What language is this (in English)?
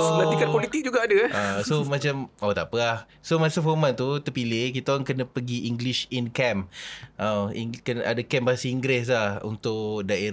Malay